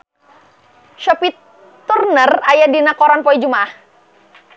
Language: Sundanese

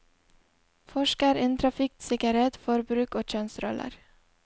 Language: Norwegian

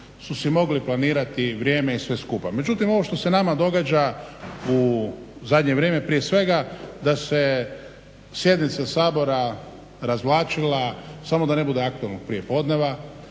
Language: Croatian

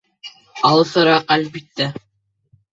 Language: Bashkir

